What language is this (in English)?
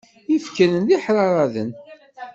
Kabyle